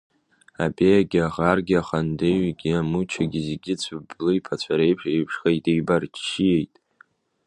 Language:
Abkhazian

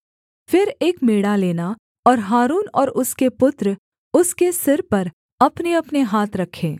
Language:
Hindi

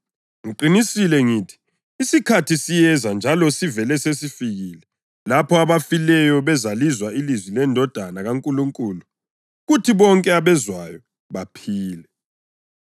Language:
North Ndebele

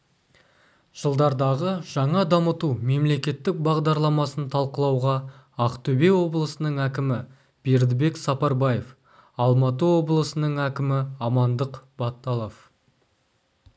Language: Kazakh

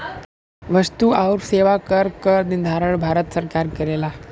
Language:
Bhojpuri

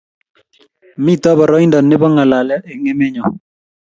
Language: Kalenjin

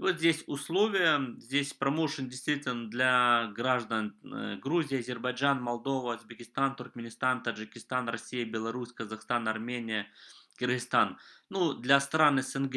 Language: Russian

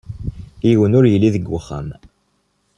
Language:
Kabyle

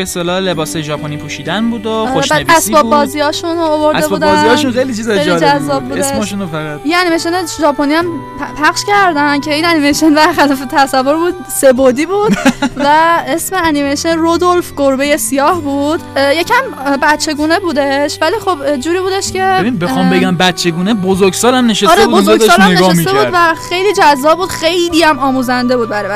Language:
Persian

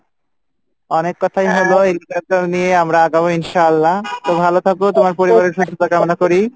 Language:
Bangla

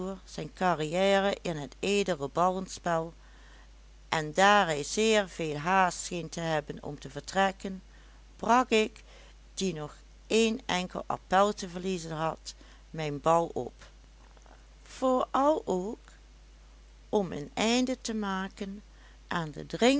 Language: Dutch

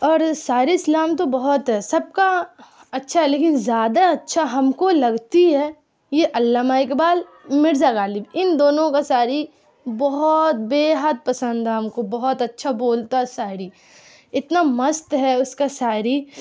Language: Urdu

